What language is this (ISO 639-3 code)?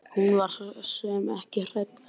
isl